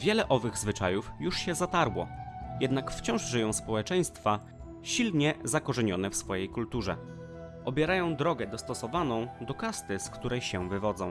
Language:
Polish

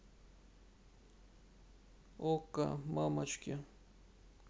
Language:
Russian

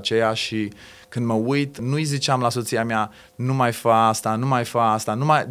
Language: Romanian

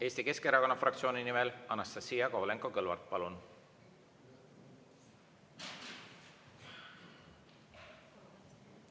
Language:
Estonian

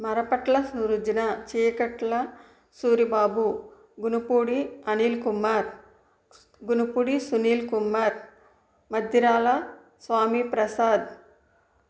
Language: Telugu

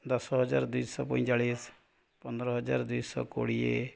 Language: Odia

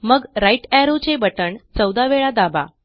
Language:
Marathi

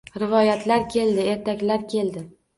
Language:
Uzbek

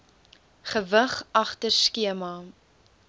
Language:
Afrikaans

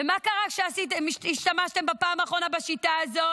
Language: Hebrew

